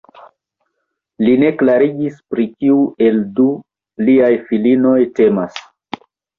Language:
Esperanto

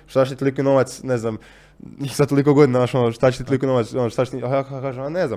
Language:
Croatian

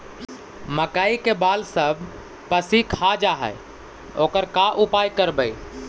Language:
Magahi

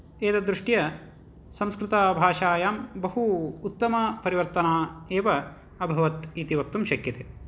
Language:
Sanskrit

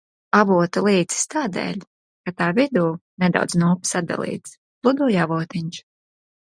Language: Latvian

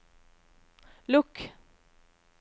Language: Norwegian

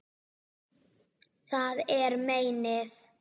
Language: Icelandic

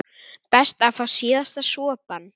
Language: Icelandic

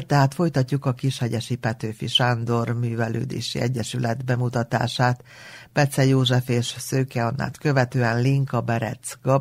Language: Hungarian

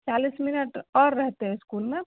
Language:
Maithili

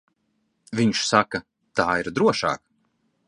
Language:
Latvian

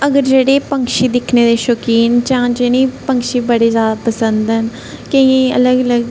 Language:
Dogri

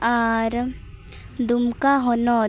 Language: Santali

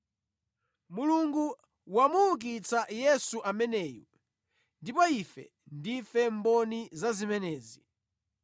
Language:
Nyanja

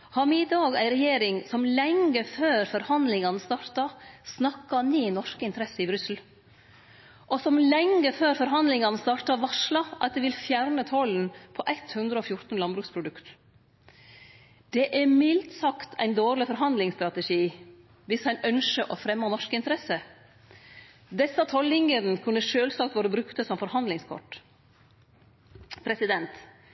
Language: Norwegian Nynorsk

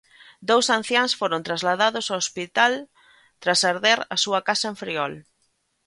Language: Galician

